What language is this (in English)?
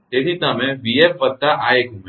Gujarati